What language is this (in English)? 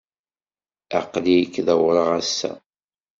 Kabyle